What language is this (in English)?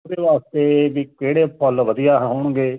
Punjabi